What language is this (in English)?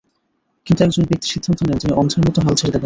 Bangla